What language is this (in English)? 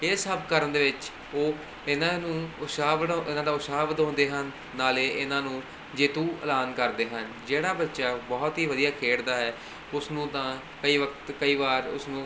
Punjabi